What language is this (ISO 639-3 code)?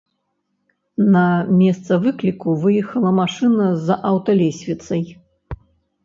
bel